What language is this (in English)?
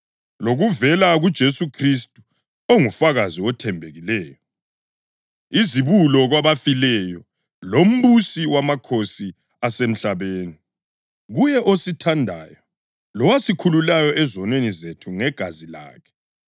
North Ndebele